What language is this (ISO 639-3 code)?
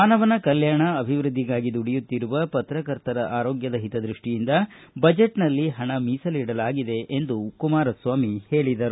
kan